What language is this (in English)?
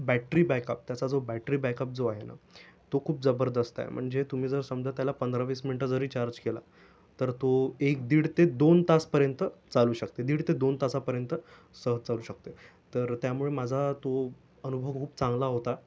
Marathi